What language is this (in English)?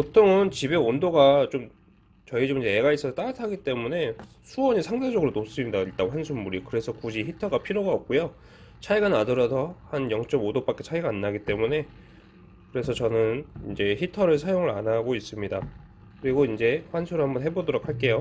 Korean